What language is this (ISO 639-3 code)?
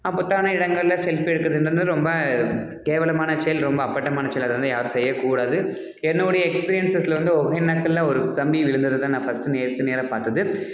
tam